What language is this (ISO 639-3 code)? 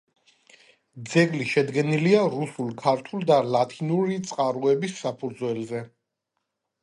kat